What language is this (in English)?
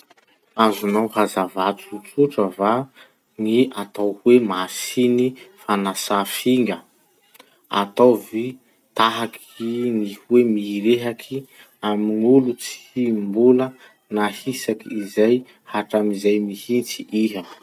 Masikoro Malagasy